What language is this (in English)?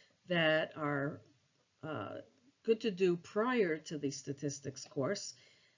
English